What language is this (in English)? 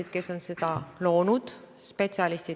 Estonian